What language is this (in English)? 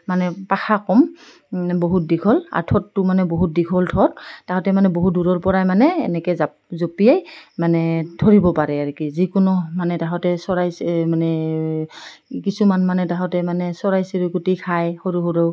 Assamese